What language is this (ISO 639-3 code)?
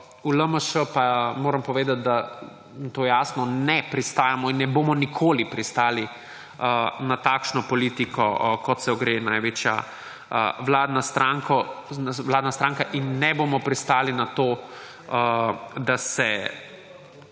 slv